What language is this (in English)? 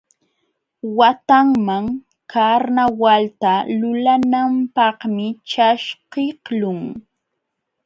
Jauja Wanca Quechua